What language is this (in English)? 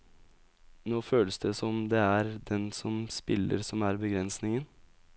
Norwegian